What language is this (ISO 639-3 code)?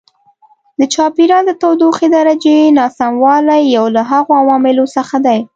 pus